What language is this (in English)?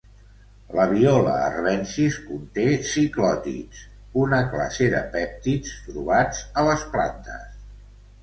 Catalan